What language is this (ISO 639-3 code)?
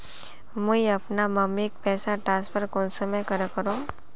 mag